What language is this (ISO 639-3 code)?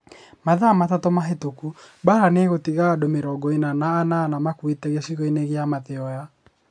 kik